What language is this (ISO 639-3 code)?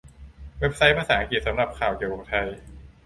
tha